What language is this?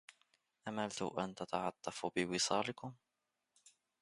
Arabic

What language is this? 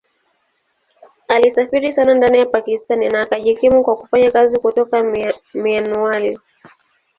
Swahili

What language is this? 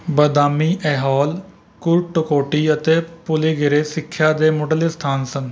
Punjabi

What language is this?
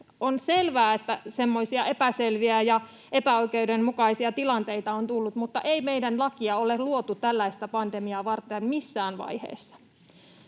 Finnish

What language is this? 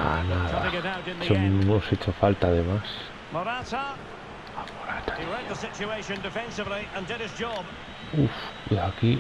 Spanish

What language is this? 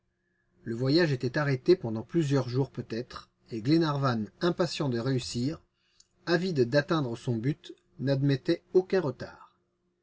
French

